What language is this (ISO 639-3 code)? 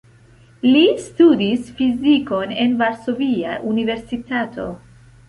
epo